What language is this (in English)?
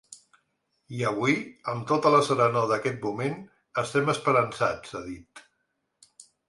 Catalan